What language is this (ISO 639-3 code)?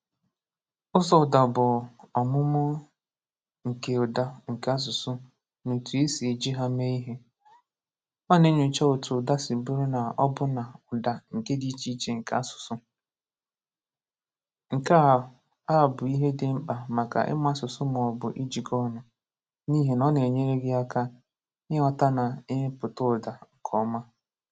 ibo